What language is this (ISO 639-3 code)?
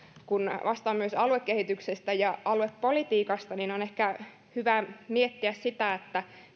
fin